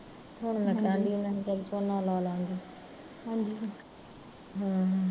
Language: Punjabi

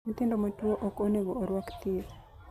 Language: Luo (Kenya and Tanzania)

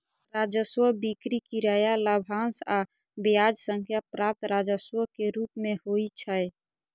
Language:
Maithili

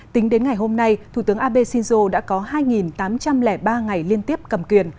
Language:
Vietnamese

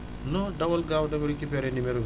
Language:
Wolof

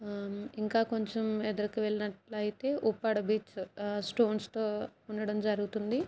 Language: Telugu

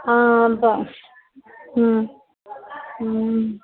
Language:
Sanskrit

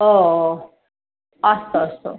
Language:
Sanskrit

